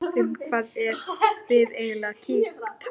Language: Icelandic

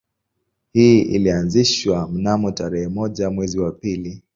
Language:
Swahili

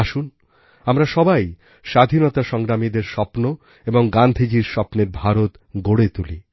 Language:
Bangla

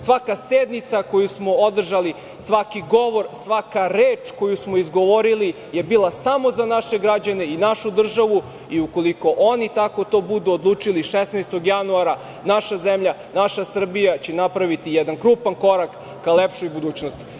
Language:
Serbian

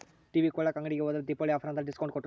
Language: Kannada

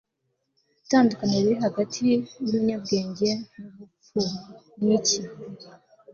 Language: Kinyarwanda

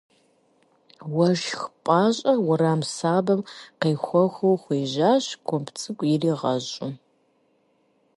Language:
Kabardian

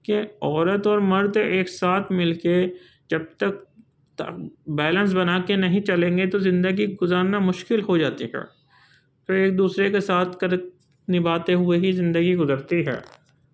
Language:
Urdu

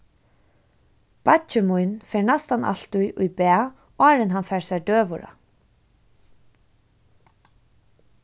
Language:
Faroese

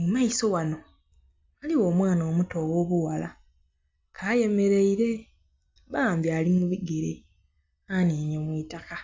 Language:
Soga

